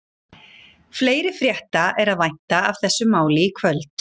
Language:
Icelandic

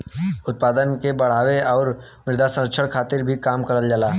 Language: Bhojpuri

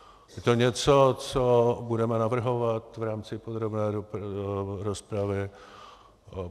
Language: Czech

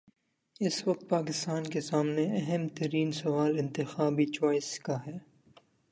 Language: Urdu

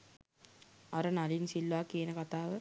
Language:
Sinhala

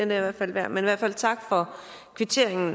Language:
Danish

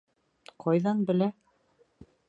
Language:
Bashkir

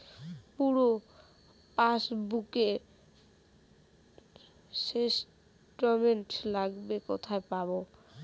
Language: Bangla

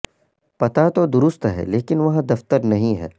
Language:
Urdu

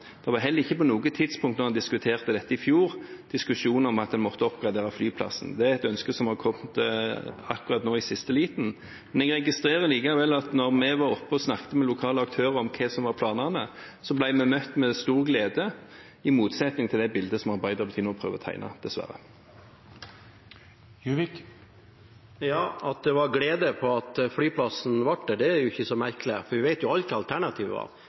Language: Norwegian Bokmål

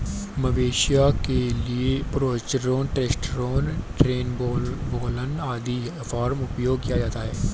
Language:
Hindi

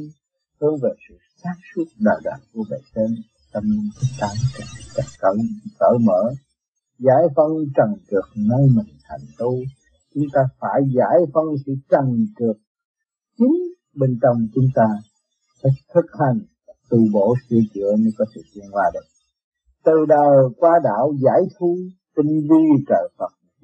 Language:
Vietnamese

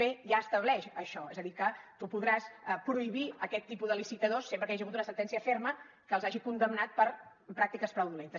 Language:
Catalan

